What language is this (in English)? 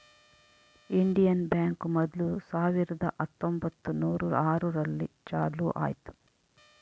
Kannada